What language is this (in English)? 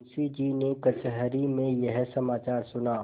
Hindi